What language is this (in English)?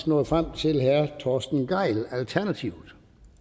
Danish